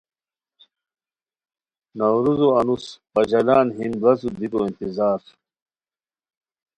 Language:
Khowar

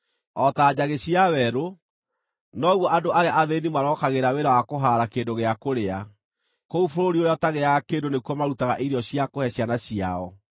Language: Kikuyu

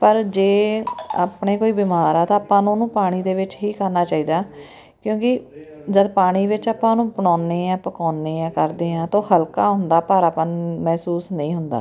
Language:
Punjabi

